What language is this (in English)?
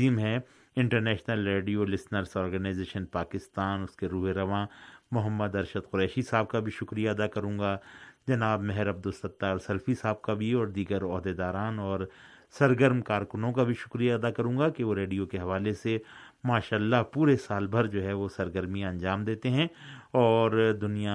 Urdu